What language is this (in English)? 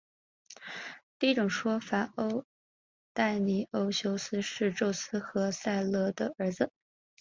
Chinese